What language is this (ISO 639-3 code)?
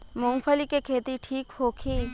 bho